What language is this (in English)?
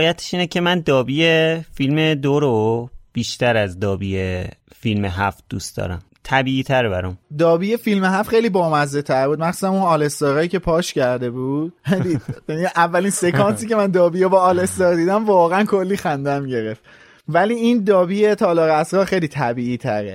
Persian